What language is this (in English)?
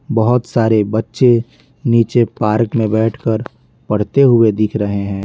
Hindi